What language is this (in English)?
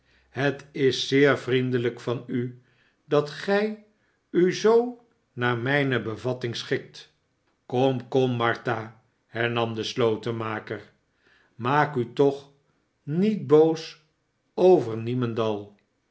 Dutch